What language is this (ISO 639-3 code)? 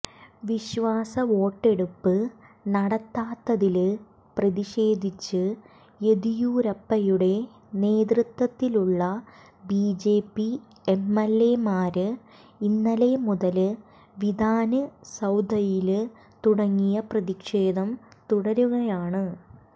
mal